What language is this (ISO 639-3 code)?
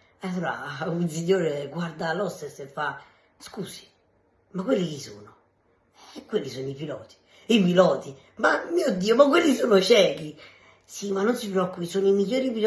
ita